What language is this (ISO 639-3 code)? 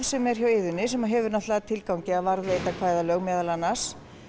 isl